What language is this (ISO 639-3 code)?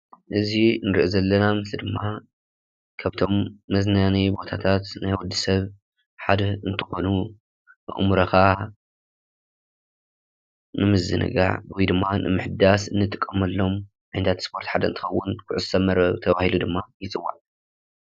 tir